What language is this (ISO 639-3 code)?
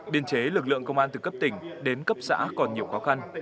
vie